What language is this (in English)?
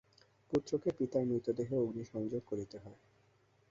Bangla